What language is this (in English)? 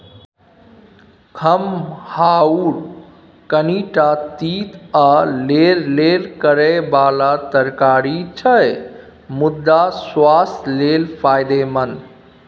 Maithili